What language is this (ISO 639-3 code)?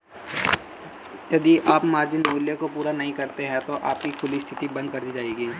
hin